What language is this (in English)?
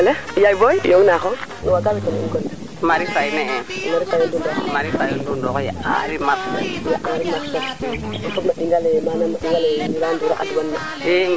Serer